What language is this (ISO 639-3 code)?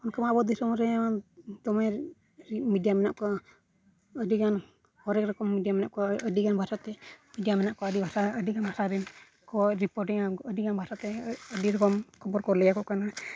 sat